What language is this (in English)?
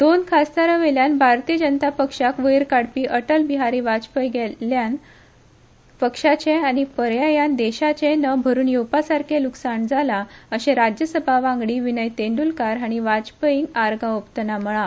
Konkani